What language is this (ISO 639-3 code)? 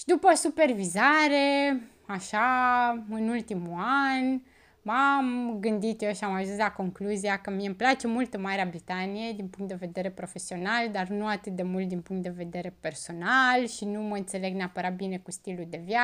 ron